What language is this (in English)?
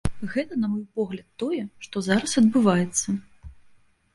Belarusian